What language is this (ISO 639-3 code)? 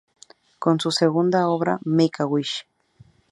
spa